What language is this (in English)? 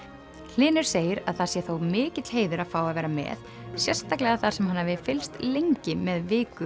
Icelandic